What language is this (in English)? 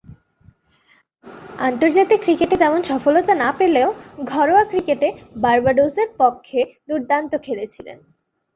Bangla